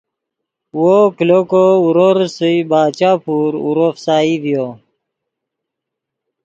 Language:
Yidgha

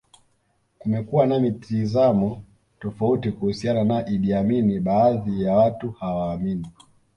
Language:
Swahili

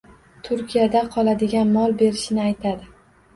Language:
Uzbek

